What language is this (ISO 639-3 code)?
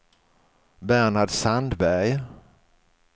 swe